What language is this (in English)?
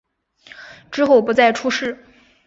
Chinese